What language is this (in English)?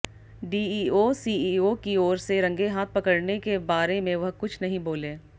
Hindi